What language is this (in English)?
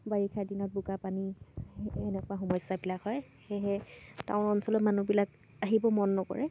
Assamese